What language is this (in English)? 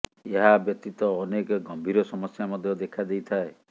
Odia